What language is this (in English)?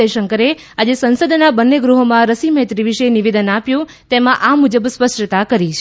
Gujarati